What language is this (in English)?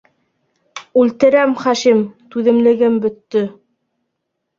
Bashkir